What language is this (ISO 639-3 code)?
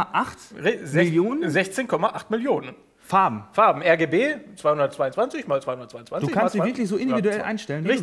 deu